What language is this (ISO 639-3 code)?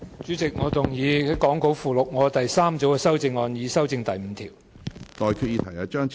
yue